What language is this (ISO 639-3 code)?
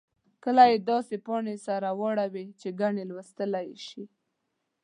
pus